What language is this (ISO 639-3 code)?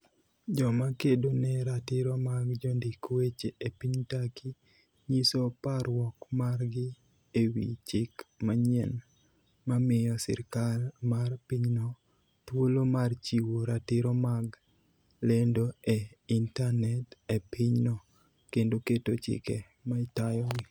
luo